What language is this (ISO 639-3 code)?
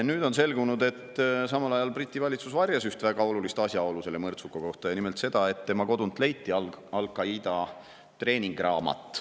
est